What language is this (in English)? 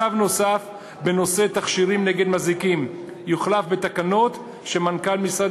Hebrew